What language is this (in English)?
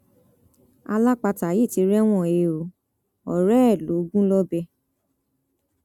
Yoruba